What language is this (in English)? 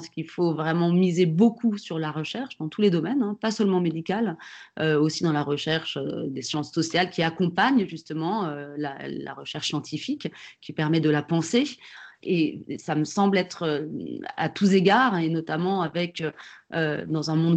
French